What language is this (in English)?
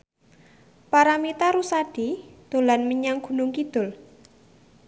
Javanese